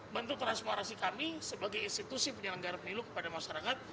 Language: Indonesian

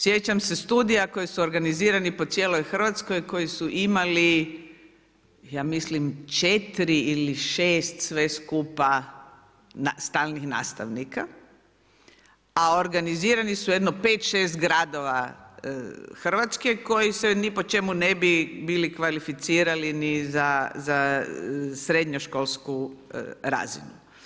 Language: Croatian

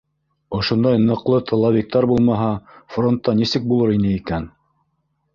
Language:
Bashkir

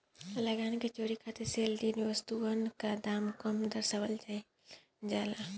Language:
Bhojpuri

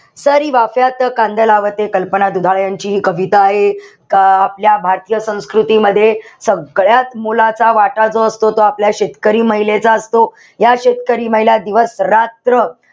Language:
Marathi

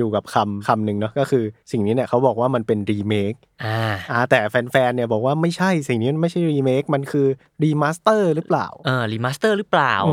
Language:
Thai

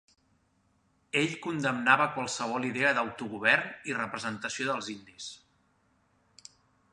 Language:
Catalan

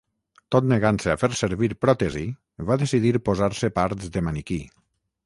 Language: Catalan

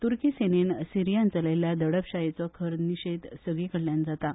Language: Konkani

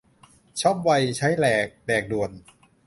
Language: Thai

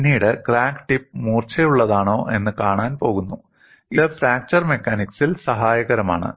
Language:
Malayalam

